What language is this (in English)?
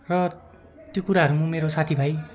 Nepali